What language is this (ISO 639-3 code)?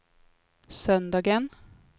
swe